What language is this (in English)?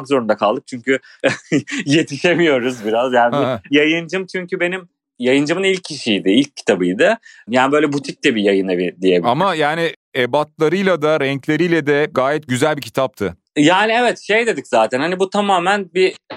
Turkish